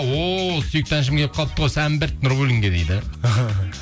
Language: Kazakh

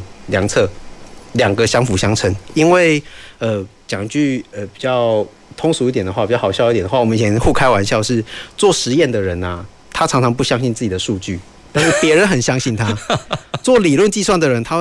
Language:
Chinese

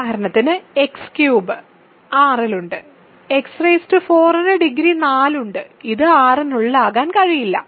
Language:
Malayalam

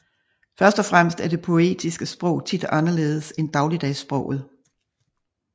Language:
Danish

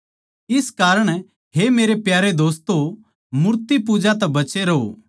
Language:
Haryanvi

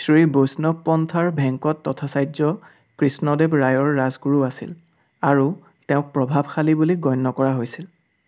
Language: Assamese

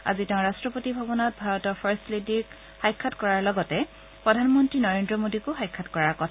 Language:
Assamese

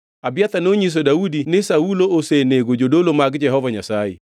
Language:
Luo (Kenya and Tanzania)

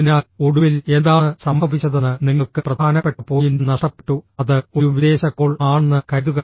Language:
Malayalam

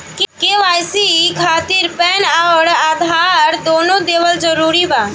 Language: Bhojpuri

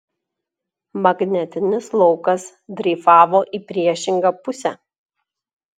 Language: Lithuanian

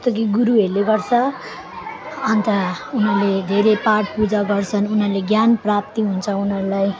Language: Nepali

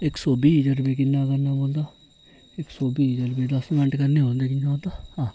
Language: Dogri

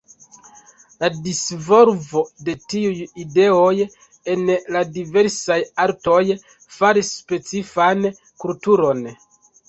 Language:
Esperanto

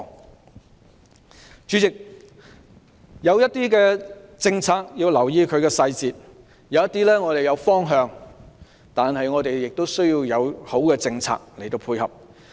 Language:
Cantonese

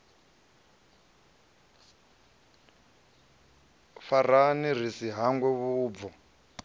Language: Venda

